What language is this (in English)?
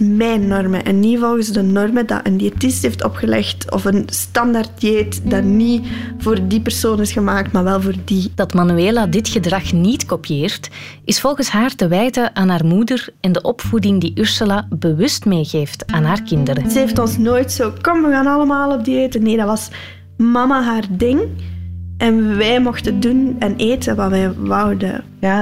Dutch